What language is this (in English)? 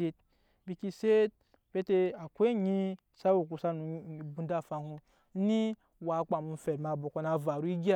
Nyankpa